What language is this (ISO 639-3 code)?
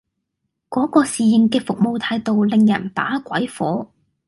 yue